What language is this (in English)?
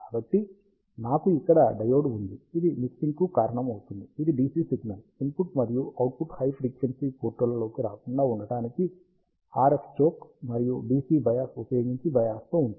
Telugu